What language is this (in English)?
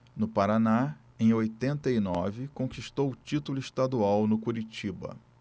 Portuguese